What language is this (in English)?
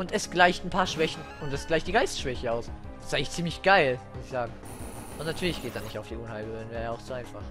German